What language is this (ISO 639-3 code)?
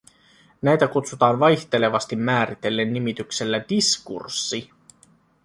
fin